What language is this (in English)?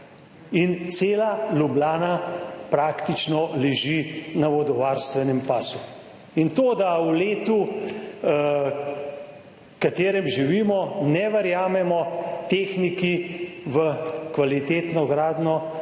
Slovenian